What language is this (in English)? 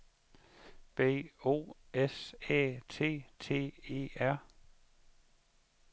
Danish